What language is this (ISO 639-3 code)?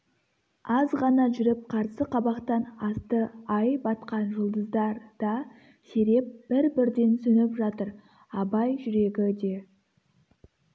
kaz